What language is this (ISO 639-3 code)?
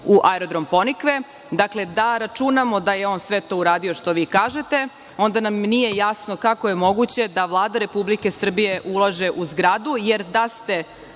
srp